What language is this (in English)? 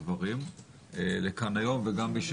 Hebrew